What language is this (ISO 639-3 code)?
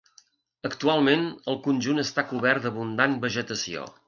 cat